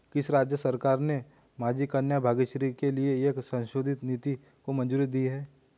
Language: Hindi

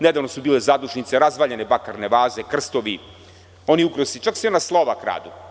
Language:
Serbian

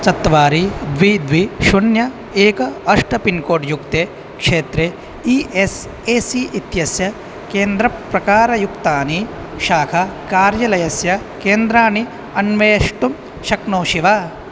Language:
Sanskrit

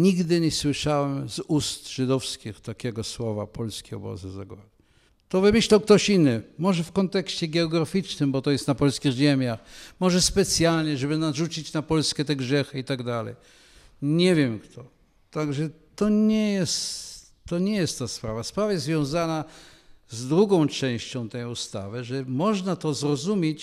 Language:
Polish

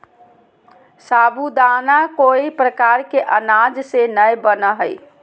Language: Magahi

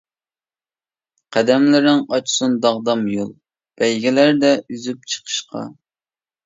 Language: Uyghur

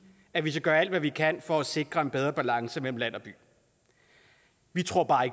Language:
Danish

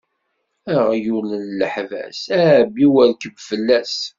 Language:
Kabyle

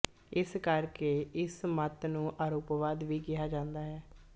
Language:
Punjabi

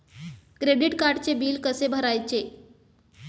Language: Marathi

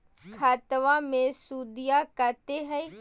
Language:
Magahi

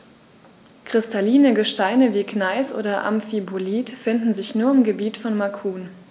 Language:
German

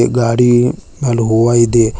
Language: Kannada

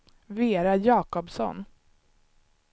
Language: Swedish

